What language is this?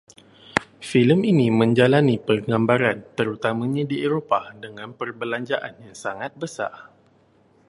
Malay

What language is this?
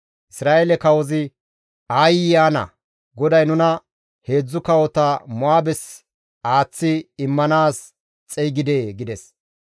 Gamo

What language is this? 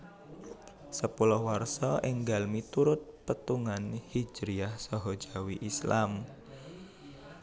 Javanese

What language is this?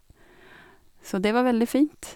Norwegian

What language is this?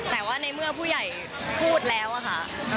Thai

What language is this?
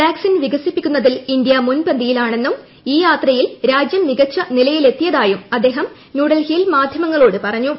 Malayalam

